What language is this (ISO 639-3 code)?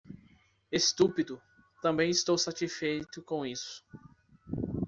por